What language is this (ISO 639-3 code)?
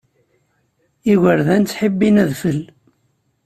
kab